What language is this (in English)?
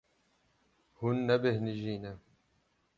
Kurdish